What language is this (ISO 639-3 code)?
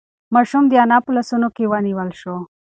pus